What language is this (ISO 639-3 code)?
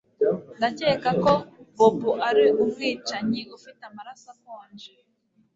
kin